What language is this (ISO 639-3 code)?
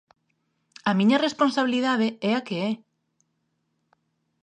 glg